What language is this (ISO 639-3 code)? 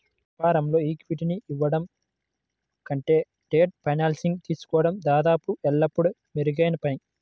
tel